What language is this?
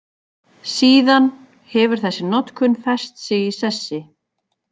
Icelandic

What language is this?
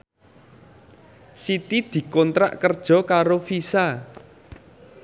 Javanese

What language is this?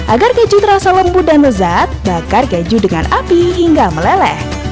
Indonesian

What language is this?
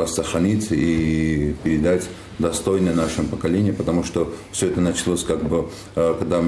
Russian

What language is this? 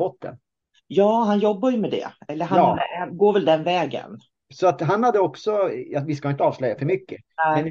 Swedish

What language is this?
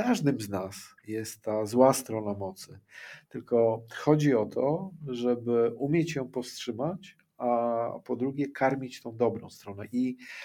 Polish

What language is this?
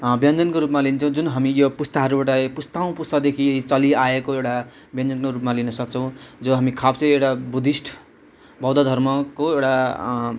Nepali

